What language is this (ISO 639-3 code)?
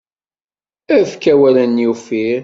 kab